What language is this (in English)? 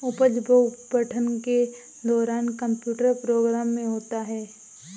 Hindi